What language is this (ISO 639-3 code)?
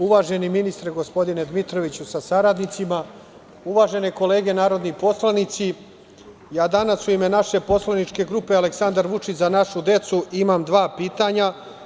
srp